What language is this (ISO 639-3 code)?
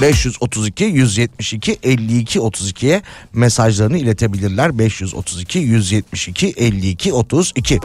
tur